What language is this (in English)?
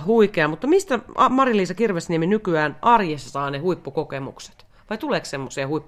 Finnish